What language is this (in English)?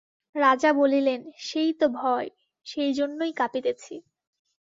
Bangla